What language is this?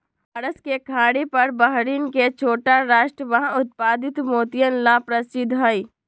Magahi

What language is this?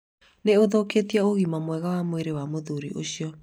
Kikuyu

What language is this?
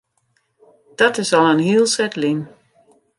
Western Frisian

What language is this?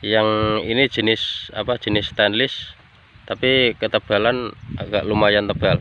Indonesian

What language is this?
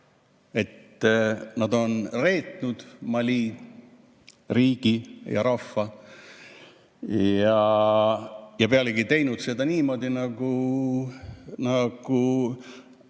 Estonian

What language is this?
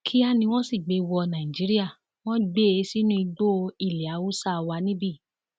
Yoruba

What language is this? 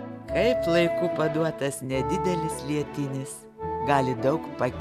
Lithuanian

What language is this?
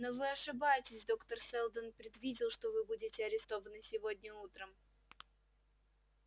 Russian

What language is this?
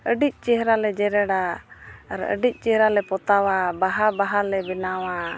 Santali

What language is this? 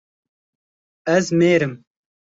Kurdish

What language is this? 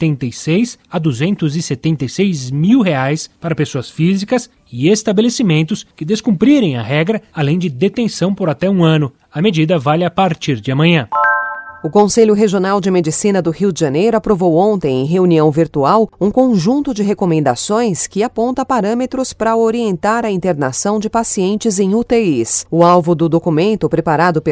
Portuguese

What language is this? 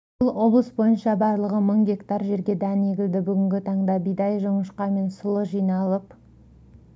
Kazakh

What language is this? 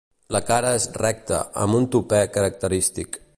Catalan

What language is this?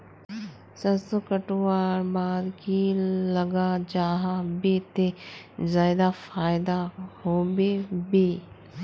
Magahi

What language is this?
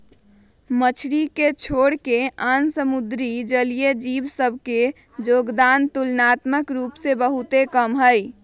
Magahi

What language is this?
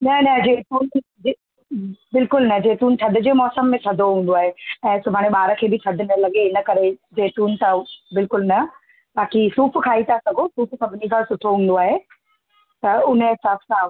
Sindhi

